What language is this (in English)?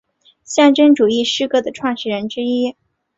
Chinese